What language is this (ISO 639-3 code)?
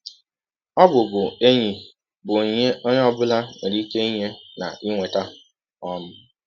ibo